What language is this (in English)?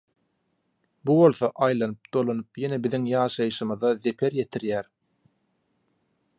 Turkmen